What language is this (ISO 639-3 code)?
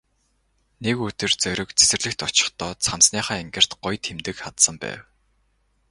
mon